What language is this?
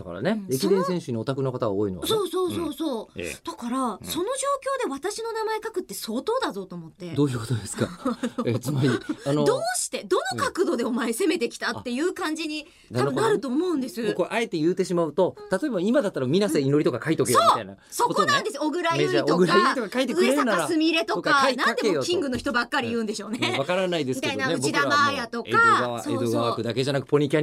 Japanese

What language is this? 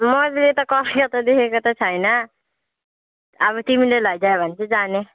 Nepali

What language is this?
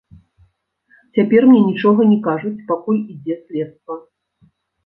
Belarusian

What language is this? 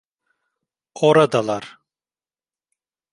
Turkish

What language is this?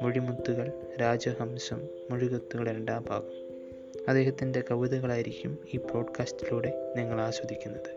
Malayalam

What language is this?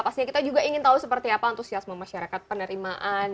Indonesian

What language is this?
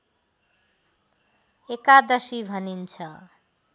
Nepali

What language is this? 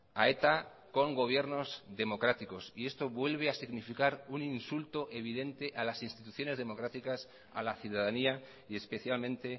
Spanish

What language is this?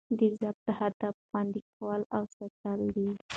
Pashto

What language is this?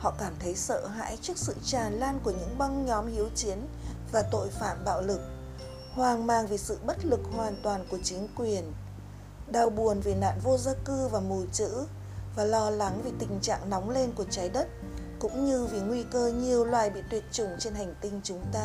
Vietnamese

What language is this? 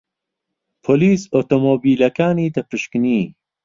Central Kurdish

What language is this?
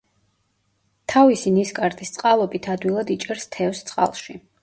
Georgian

